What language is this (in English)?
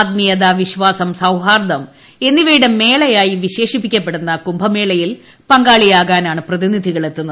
Malayalam